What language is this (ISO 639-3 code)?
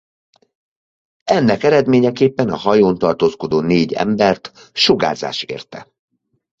hun